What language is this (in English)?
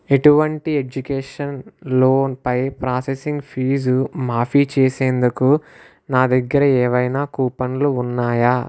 Telugu